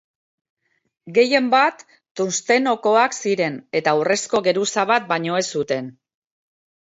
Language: Basque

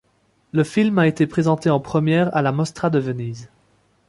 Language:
French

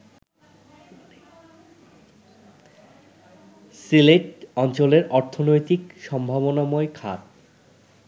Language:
Bangla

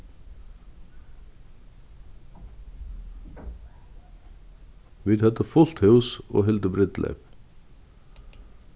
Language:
Faroese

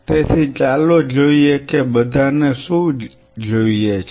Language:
Gujarati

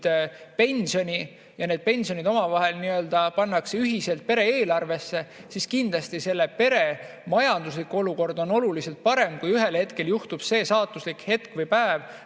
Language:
Estonian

